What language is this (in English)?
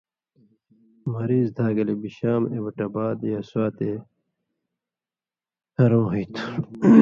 Indus Kohistani